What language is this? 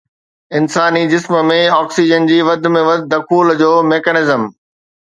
Sindhi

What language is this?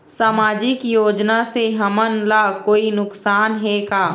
Chhattisgarhi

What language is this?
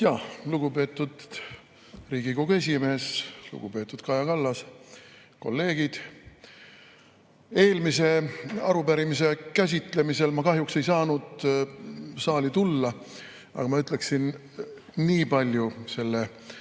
Estonian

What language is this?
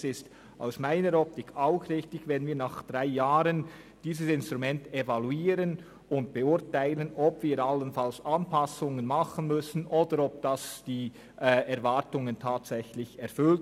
Swiss German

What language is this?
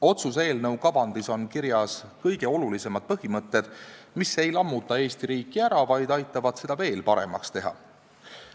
Estonian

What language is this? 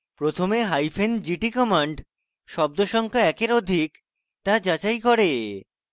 Bangla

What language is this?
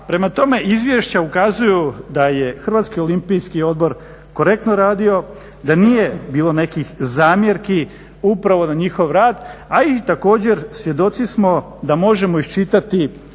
Croatian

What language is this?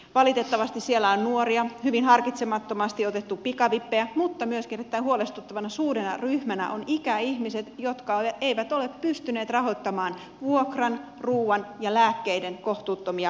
Finnish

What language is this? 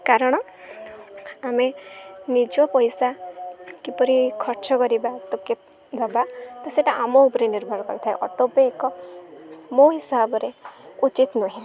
Odia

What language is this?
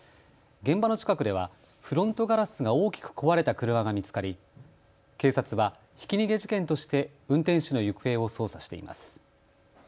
Japanese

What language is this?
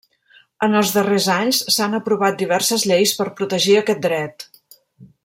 Catalan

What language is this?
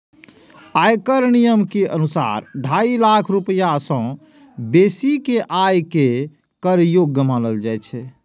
Maithili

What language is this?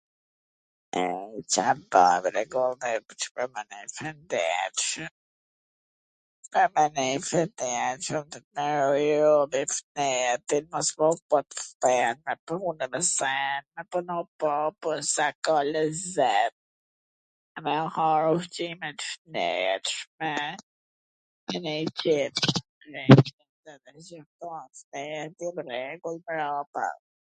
Gheg Albanian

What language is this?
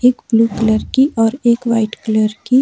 Hindi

